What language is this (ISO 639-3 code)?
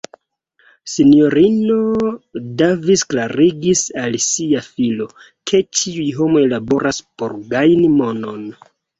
epo